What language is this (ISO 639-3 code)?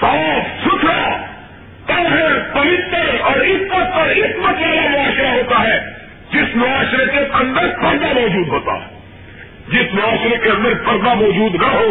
urd